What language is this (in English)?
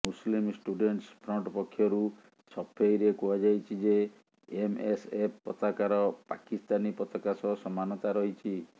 Odia